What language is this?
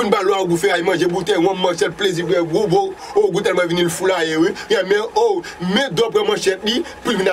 French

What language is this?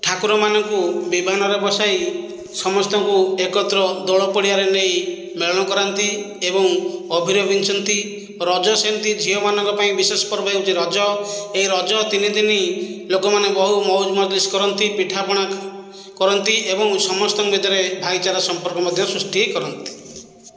Odia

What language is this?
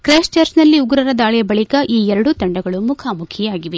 Kannada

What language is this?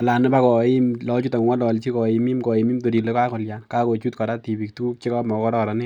Kalenjin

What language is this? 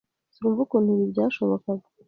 Kinyarwanda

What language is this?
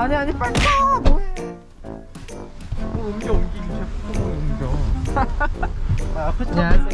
Korean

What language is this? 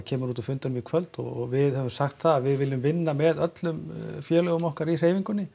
Icelandic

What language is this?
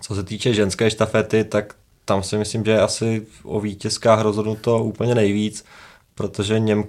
Czech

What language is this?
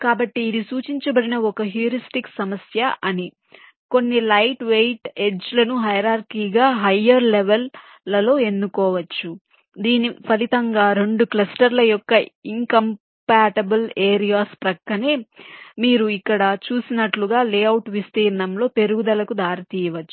Telugu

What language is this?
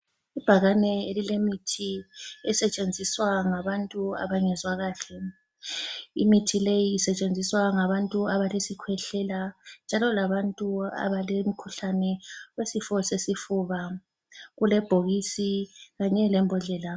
North Ndebele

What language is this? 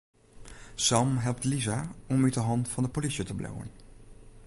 Western Frisian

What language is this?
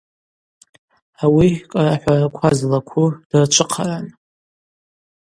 Abaza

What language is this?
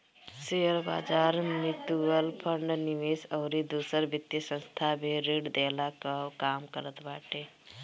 Bhojpuri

